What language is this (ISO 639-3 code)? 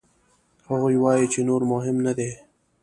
pus